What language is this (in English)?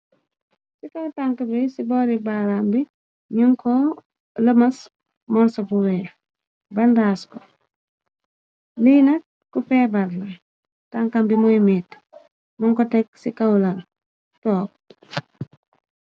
Wolof